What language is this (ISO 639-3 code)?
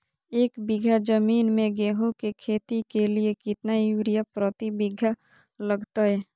mag